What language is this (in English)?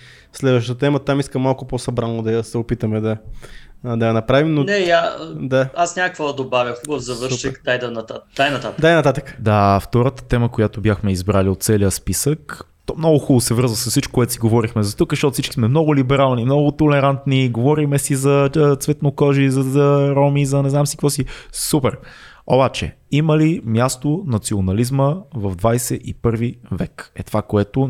Bulgarian